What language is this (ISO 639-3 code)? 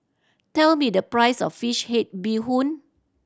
eng